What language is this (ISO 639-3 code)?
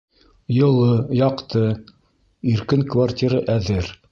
bak